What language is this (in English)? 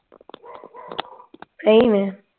Punjabi